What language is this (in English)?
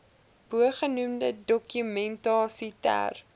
Afrikaans